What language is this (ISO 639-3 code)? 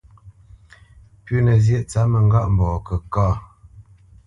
bce